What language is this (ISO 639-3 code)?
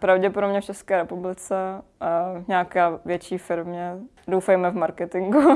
ces